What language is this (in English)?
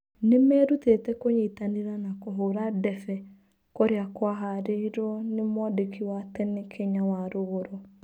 Kikuyu